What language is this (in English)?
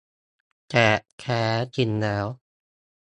Thai